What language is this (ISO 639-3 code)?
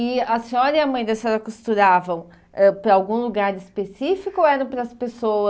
por